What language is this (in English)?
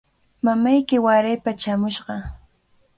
Cajatambo North Lima Quechua